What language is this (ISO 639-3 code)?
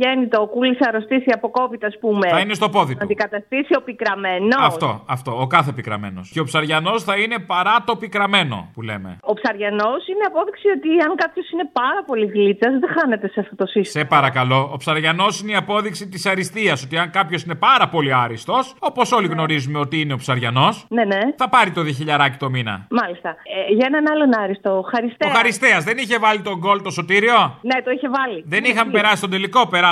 ell